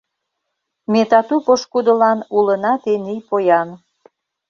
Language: Mari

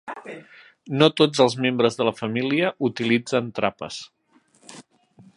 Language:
Catalan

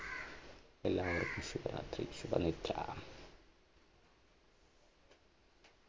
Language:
Malayalam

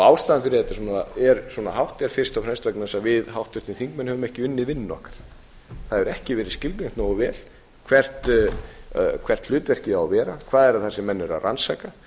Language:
Icelandic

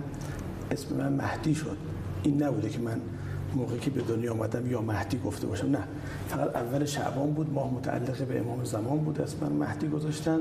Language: Persian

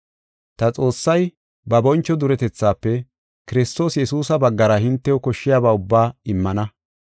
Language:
Gofa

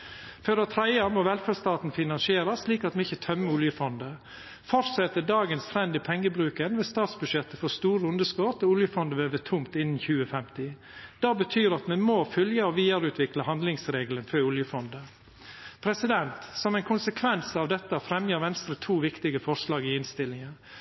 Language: Norwegian Nynorsk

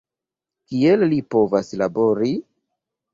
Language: Esperanto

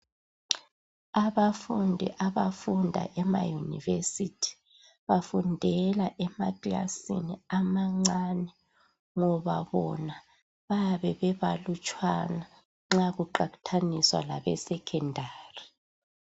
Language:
North Ndebele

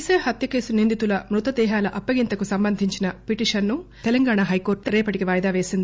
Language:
Telugu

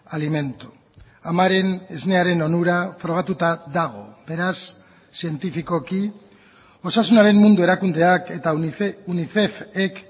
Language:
Basque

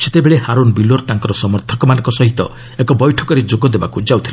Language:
Odia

